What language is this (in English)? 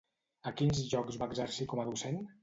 Catalan